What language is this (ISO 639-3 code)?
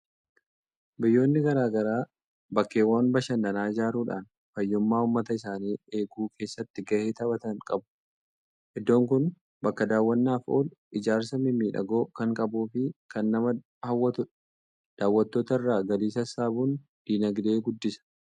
orm